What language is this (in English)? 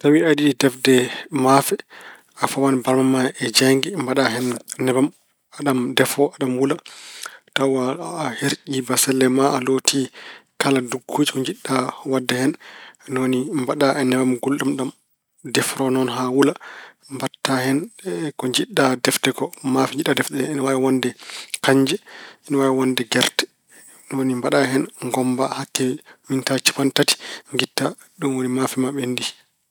Fula